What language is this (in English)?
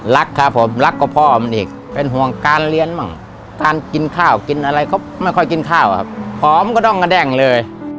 Thai